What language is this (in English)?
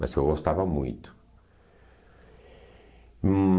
Portuguese